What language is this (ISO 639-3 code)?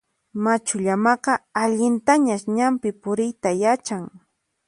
qxp